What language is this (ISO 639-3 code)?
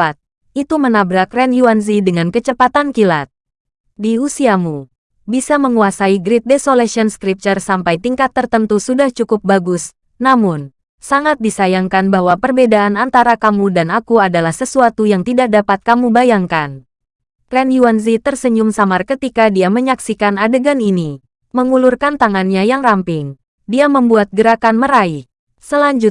ind